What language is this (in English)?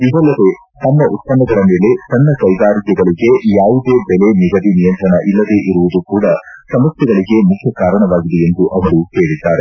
Kannada